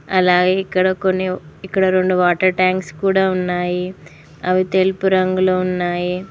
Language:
Telugu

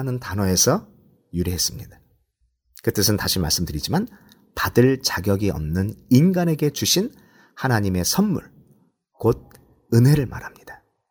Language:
Korean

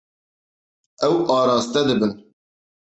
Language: Kurdish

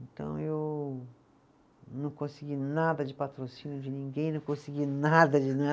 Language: Portuguese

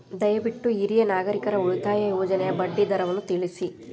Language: Kannada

